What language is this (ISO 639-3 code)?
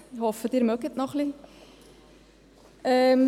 gsw